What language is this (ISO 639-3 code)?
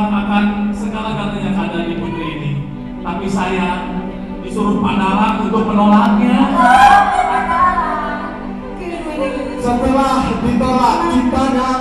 ind